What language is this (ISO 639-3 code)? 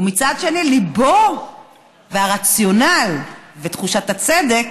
heb